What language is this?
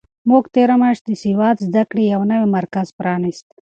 Pashto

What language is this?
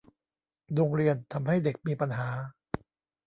Thai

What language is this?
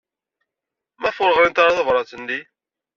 Kabyle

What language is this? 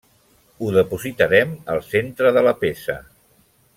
Catalan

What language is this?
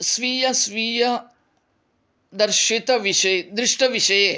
Sanskrit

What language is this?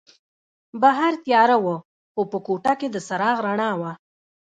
Pashto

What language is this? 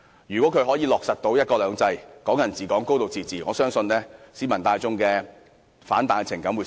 Cantonese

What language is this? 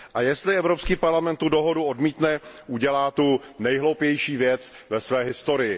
Czech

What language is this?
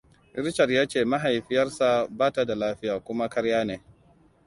Hausa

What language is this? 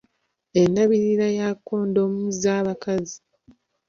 Ganda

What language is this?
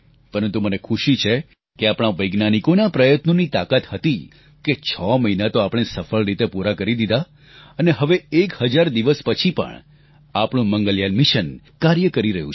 Gujarati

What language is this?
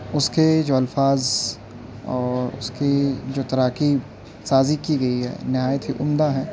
Urdu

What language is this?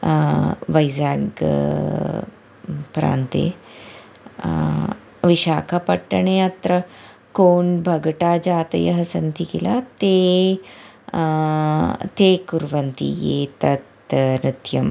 Sanskrit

